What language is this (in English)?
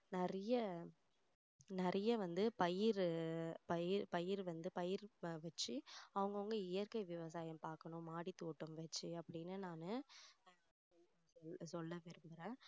Tamil